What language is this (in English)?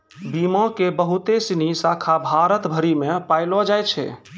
Maithili